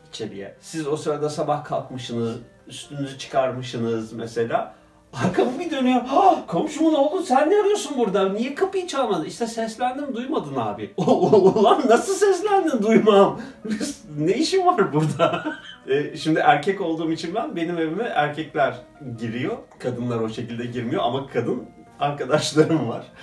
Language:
Turkish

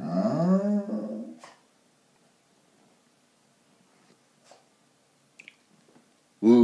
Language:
English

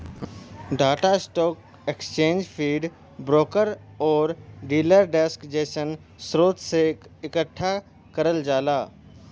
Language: Bhojpuri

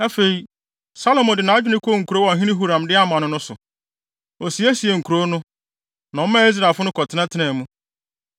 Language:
Akan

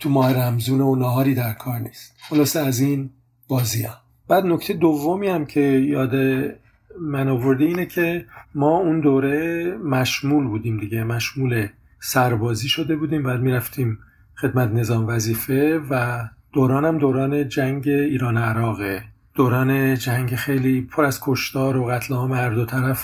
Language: Persian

